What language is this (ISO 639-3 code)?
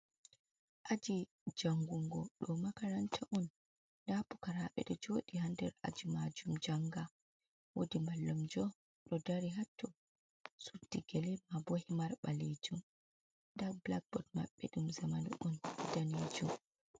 ful